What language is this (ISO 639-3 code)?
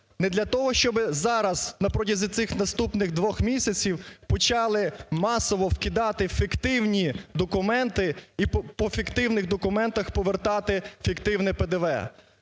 ukr